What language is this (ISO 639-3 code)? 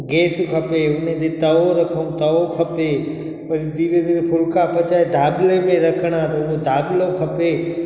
snd